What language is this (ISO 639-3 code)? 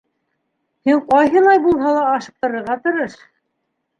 bak